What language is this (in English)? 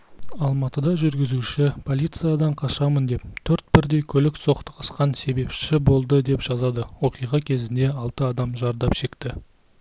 Kazakh